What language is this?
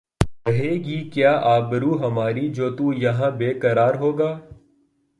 Urdu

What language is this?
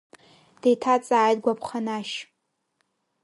Abkhazian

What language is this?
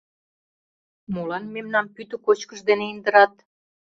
Mari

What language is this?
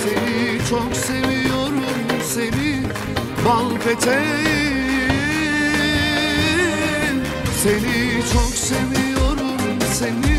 Turkish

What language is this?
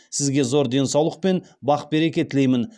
Kazakh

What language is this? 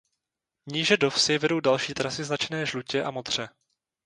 Czech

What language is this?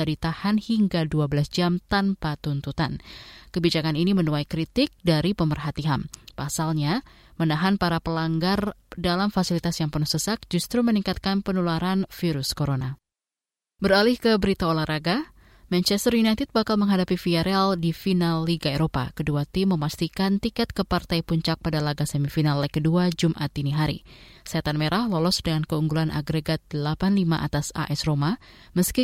Indonesian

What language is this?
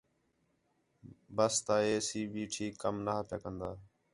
Khetrani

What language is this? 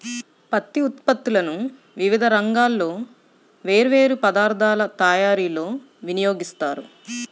Telugu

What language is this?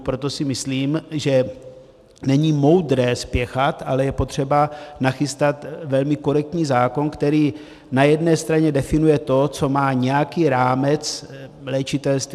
Czech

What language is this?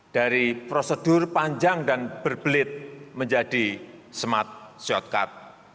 Indonesian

